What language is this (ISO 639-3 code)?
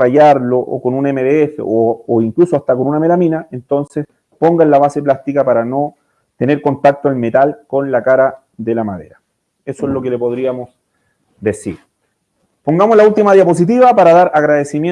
spa